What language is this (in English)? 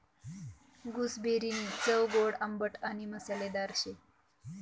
Marathi